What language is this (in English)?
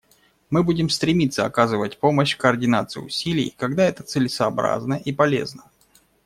Russian